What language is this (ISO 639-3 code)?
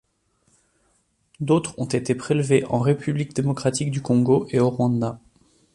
fra